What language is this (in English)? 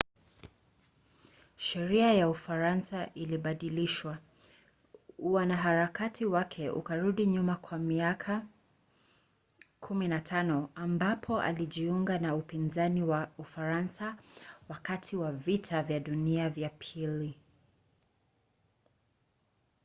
Swahili